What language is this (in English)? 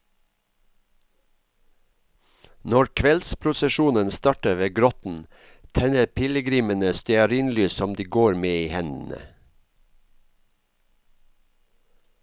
Norwegian